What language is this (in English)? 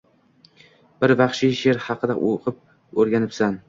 Uzbek